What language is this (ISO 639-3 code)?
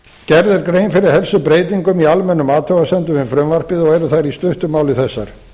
isl